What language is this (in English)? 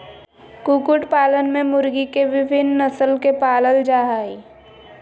Magahi